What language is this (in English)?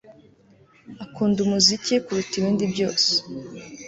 Kinyarwanda